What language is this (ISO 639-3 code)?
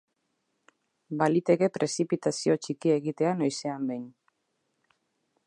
eus